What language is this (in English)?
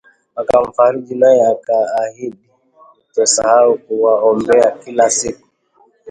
Swahili